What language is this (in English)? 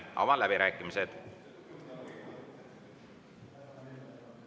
Estonian